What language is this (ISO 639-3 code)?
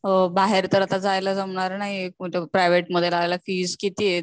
mar